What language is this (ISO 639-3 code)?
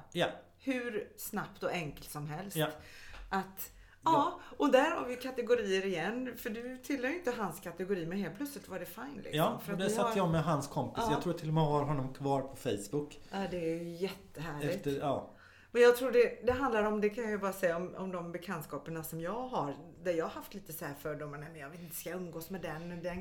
swe